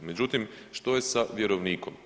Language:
Croatian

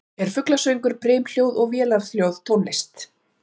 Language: Icelandic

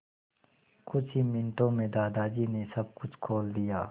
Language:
Hindi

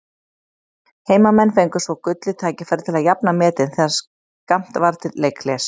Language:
Icelandic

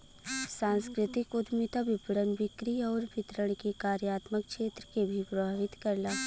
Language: Bhojpuri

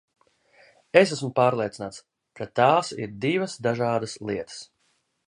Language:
Latvian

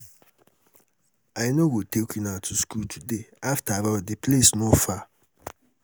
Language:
Nigerian Pidgin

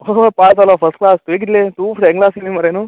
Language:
Konkani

